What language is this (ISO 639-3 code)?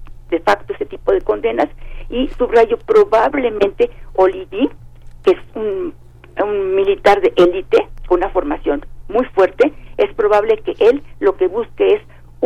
spa